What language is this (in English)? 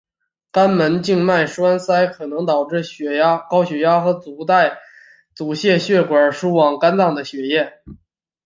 Chinese